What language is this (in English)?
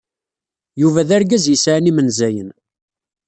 Kabyle